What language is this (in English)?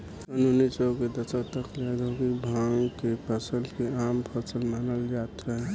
Bhojpuri